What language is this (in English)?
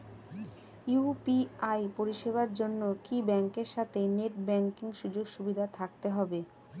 Bangla